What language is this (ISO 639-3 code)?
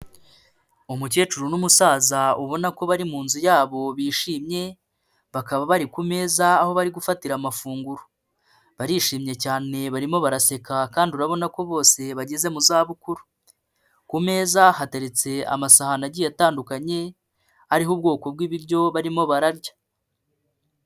kin